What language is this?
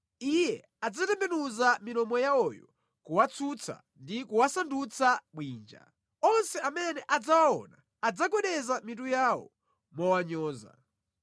Nyanja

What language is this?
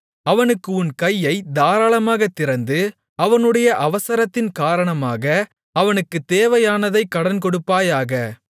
Tamil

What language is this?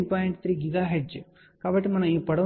Telugu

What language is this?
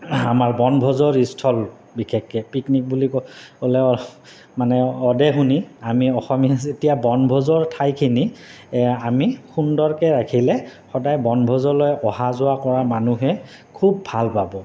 Assamese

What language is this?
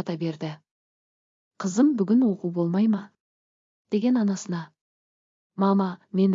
Turkish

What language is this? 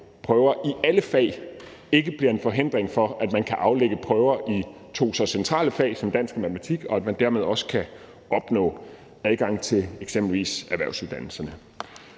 Danish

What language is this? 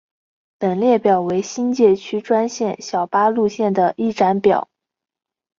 Chinese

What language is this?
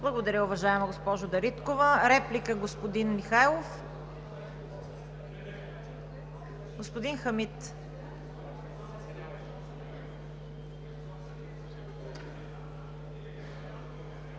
Bulgarian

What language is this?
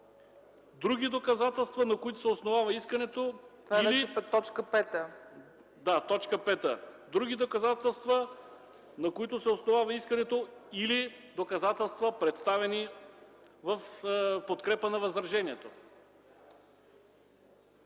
Bulgarian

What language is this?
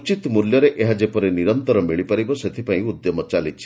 Odia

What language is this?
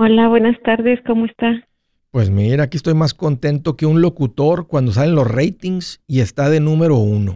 Spanish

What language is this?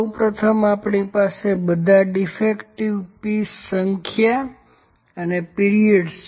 Gujarati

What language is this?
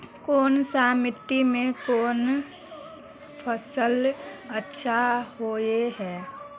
Magahi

